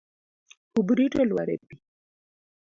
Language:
Luo (Kenya and Tanzania)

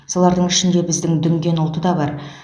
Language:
Kazakh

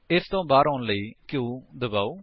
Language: Punjabi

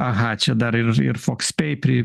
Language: Lithuanian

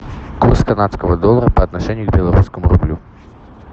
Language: Russian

